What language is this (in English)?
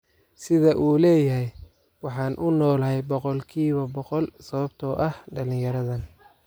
Somali